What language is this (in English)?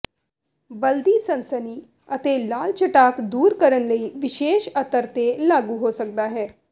Punjabi